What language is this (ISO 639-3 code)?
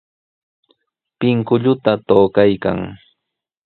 qws